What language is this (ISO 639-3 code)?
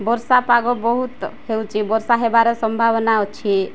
ori